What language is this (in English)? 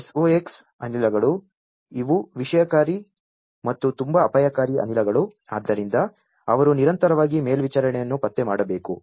Kannada